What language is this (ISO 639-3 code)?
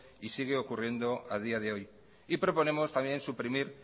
spa